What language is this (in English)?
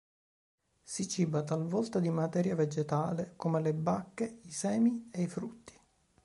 Italian